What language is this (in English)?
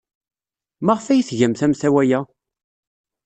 Kabyle